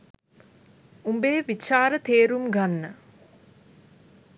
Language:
Sinhala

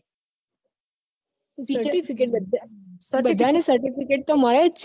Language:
Gujarati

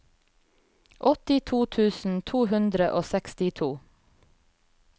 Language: Norwegian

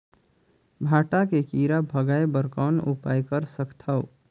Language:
Chhattisgarhi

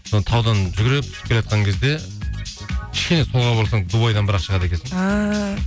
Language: Kazakh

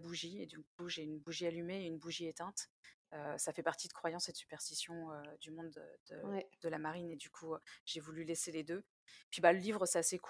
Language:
French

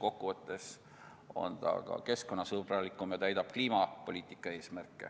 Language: Estonian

